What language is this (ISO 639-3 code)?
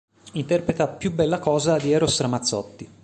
ita